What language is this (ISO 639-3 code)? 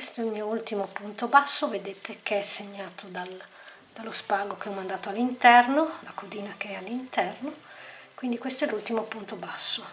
ita